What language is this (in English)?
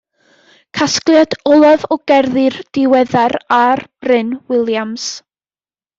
Welsh